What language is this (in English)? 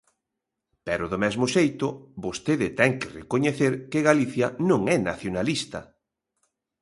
Galician